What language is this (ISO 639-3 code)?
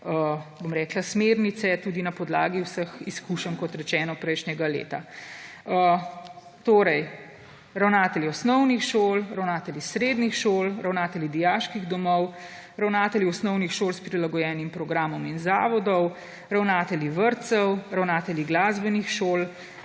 slv